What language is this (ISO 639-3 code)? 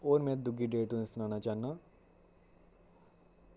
doi